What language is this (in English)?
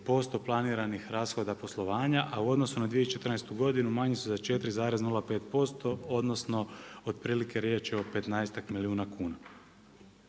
Croatian